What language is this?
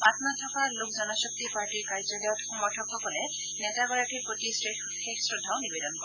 Assamese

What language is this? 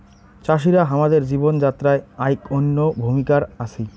Bangla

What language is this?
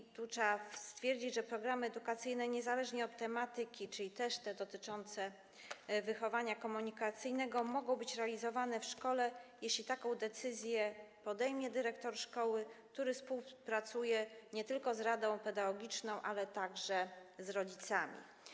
Polish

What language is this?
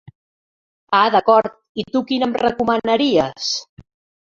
Catalan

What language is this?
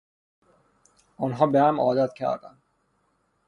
Persian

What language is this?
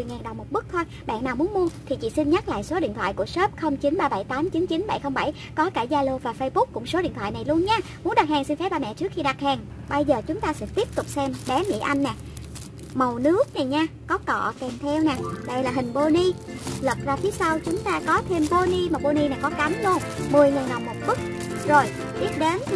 Vietnamese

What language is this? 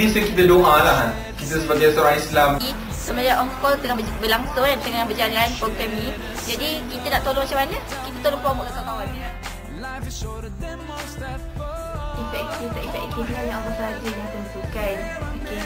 Malay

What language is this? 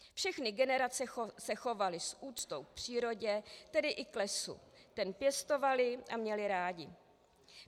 Czech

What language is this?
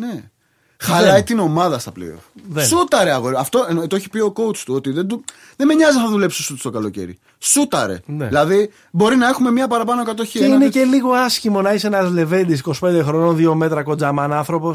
Greek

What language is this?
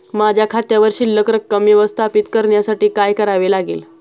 Marathi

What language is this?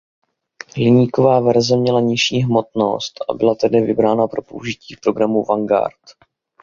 Czech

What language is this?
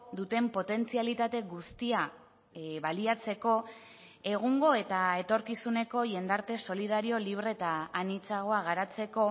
Basque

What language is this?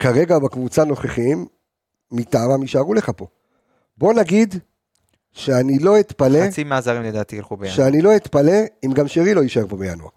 Hebrew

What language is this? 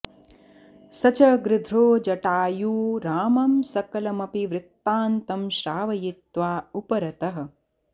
Sanskrit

